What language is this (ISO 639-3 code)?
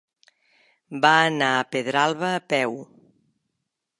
cat